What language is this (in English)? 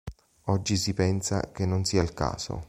Italian